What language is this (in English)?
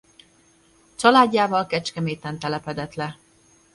Hungarian